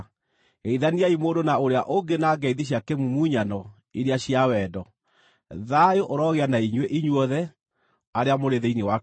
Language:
Kikuyu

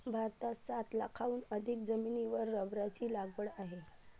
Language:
Marathi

